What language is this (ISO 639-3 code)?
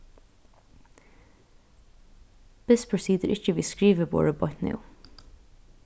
fao